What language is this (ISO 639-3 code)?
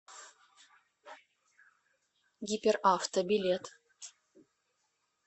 rus